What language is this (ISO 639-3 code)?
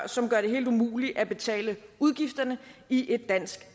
dan